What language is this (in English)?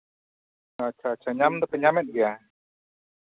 Santali